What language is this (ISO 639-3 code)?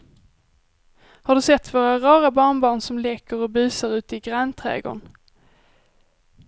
swe